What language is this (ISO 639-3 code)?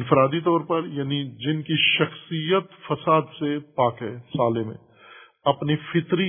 urd